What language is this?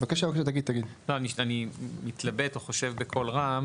Hebrew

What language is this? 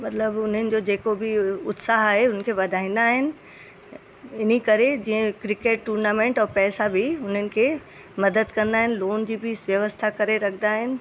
Sindhi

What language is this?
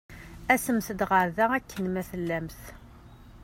Kabyle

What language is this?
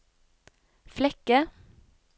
Norwegian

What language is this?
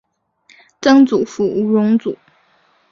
Chinese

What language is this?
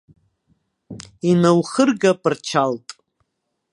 Abkhazian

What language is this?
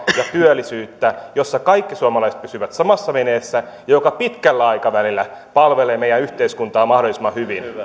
Finnish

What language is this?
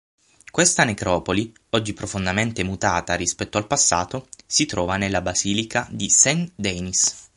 Italian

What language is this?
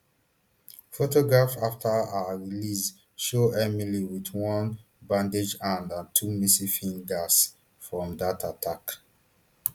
Nigerian Pidgin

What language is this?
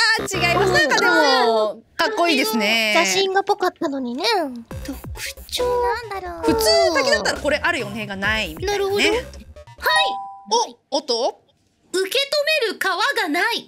Japanese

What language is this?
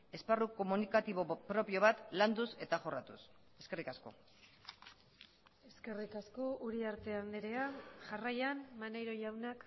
Basque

